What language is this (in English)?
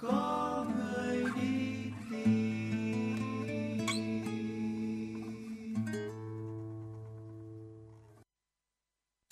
Vietnamese